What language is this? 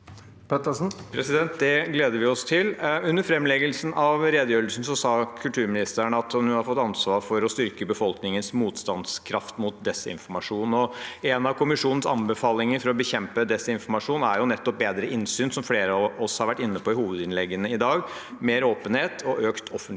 Norwegian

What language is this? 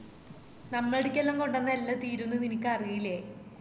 Malayalam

